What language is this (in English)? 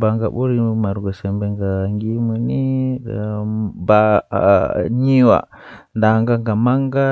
Western Niger Fulfulde